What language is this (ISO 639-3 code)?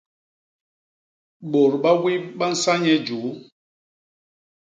bas